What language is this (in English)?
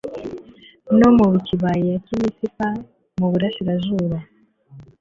Kinyarwanda